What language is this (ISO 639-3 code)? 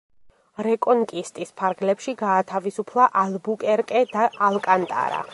kat